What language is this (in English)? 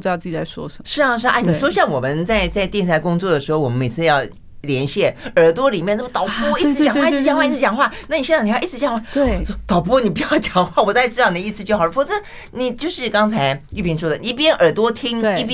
Chinese